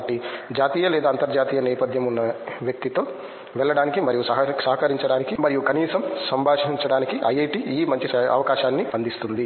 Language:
Telugu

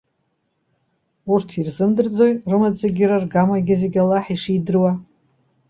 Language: Abkhazian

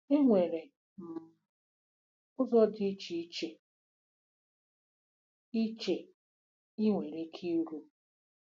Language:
Igbo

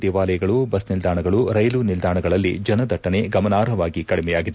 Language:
Kannada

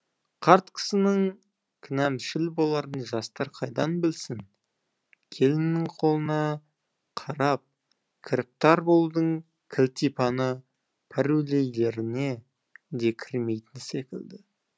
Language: Kazakh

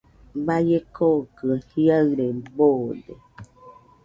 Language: Nüpode Huitoto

